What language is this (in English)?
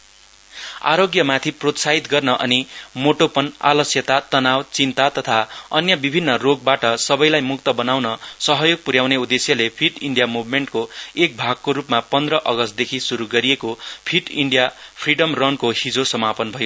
Nepali